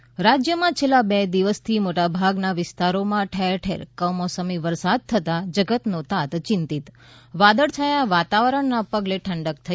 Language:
Gujarati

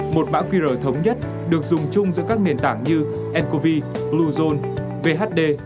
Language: Vietnamese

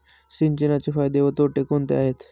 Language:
Marathi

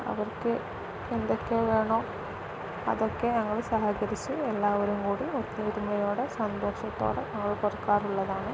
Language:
Malayalam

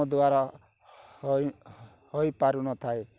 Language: Odia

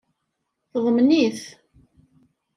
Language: Kabyle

